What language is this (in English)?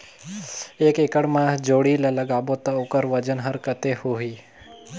Chhattisgarhi